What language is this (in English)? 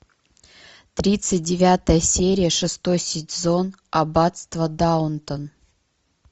Russian